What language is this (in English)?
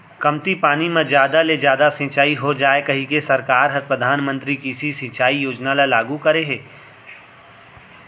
Chhattisgarhi